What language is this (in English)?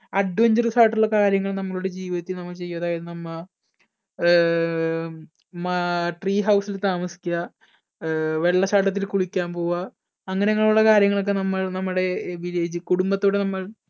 Malayalam